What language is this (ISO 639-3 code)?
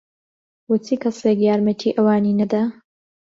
ckb